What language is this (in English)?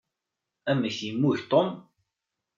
Kabyle